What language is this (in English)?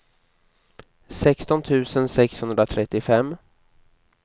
Swedish